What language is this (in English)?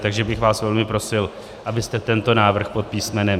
Czech